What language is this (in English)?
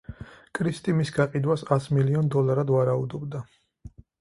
Georgian